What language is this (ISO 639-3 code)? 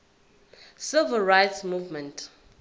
zul